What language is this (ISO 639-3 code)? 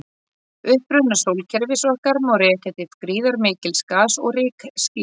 isl